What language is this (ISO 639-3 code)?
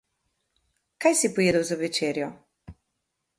slv